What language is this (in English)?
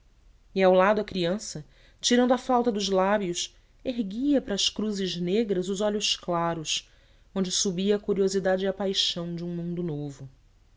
Portuguese